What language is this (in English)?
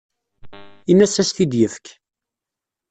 Kabyle